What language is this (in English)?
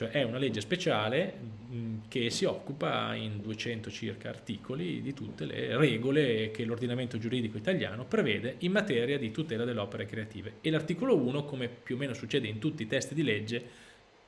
Italian